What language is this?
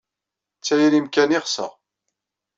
Kabyle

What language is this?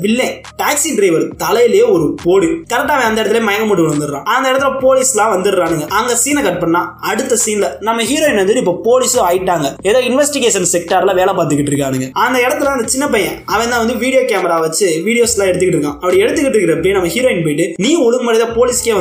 Tamil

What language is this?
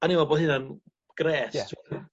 Welsh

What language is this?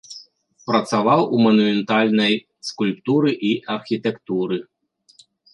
Belarusian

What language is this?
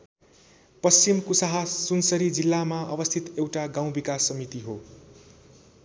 Nepali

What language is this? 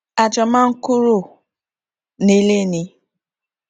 Yoruba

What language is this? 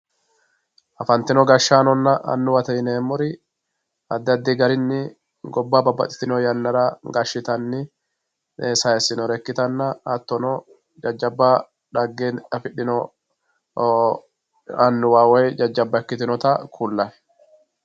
Sidamo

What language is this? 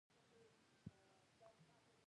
Pashto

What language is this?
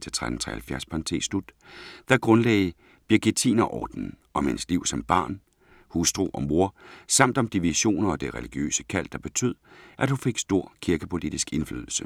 Danish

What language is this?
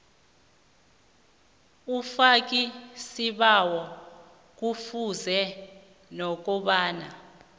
South Ndebele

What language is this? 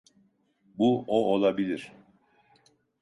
Turkish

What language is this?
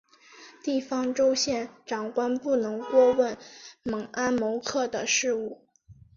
Chinese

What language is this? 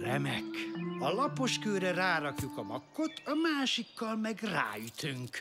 Hungarian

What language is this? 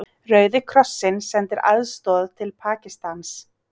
Icelandic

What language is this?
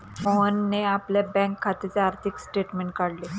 Marathi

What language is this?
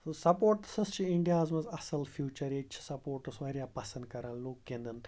Kashmiri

